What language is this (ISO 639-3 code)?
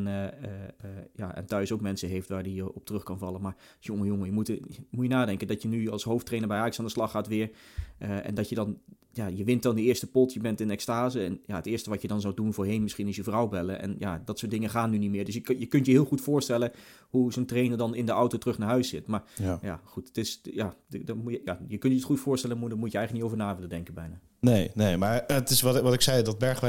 nld